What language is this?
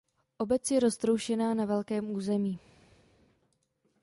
Czech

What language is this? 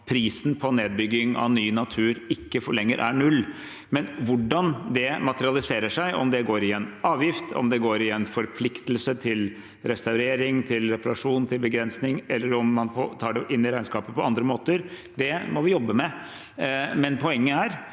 Norwegian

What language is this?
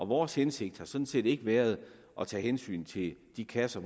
Danish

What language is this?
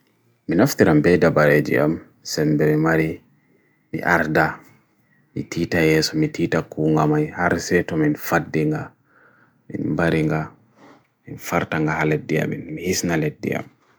Bagirmi Fulfulde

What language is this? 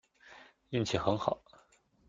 Chinese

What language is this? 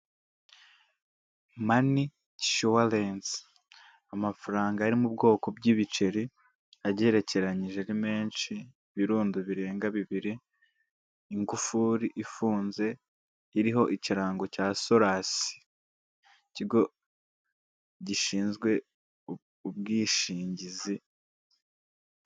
Kinyarwanda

